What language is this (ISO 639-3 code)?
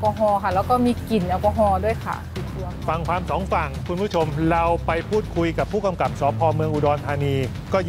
tha